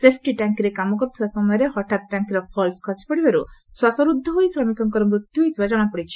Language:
Odia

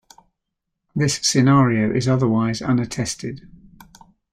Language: English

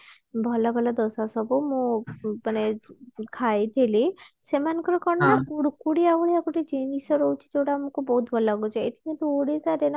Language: Odia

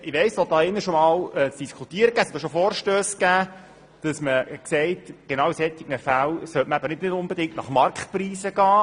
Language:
Swiss German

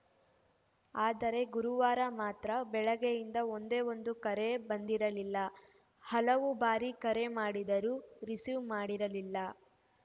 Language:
Kannada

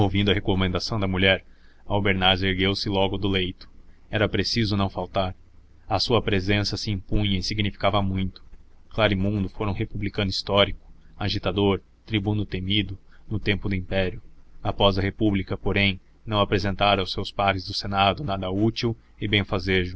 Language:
Portuguese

